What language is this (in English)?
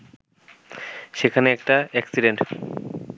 Bangla